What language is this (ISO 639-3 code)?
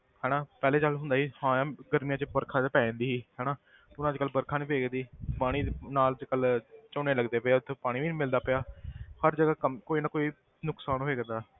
pan